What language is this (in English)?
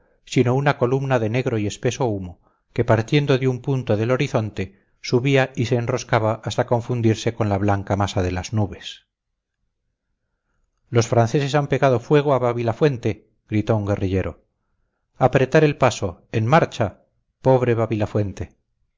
Spanish